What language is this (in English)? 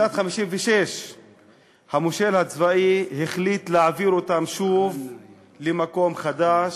Hebrew